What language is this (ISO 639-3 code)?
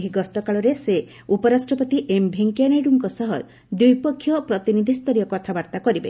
ori